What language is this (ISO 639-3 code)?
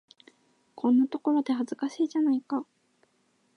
jpn